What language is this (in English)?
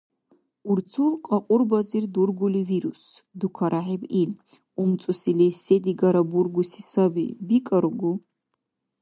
Dargwa